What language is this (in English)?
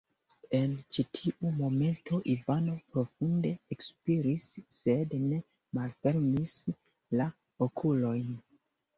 Esperanto